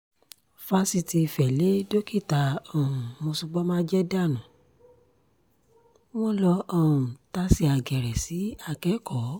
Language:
Yoruba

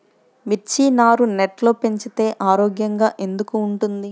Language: Telugu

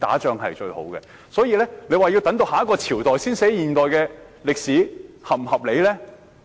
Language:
Cantonese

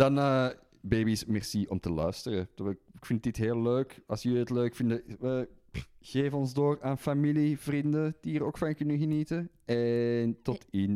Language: Dutch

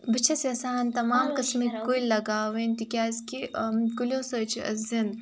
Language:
Kashmiri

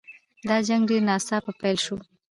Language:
Pashto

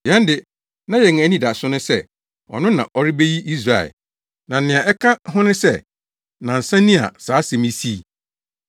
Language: Akan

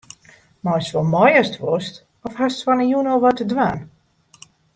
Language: Western Frisian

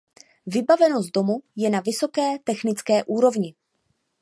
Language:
Czech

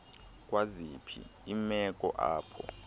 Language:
Xhosa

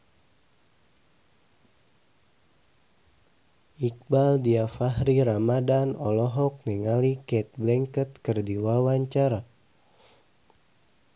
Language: Sundanese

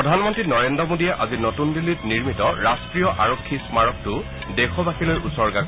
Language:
Assamese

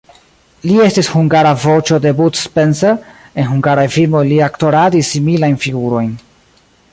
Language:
Esperanto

